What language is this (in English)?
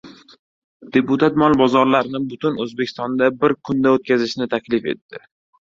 Uzbek